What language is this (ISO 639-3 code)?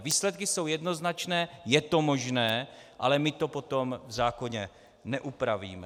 ces